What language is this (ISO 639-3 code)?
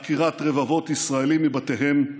heb